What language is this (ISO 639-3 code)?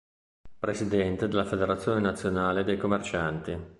ita